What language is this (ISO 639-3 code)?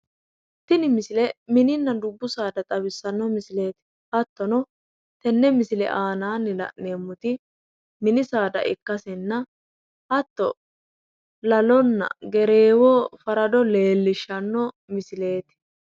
sid